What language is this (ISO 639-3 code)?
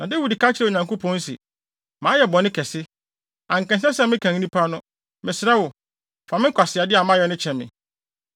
aka